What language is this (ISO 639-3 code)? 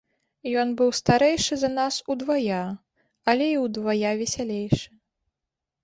bel